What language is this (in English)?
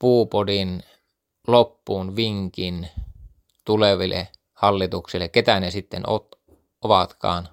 Finnish